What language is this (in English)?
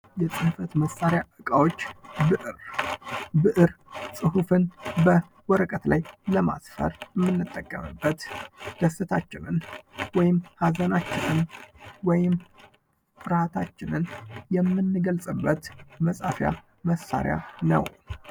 Amharic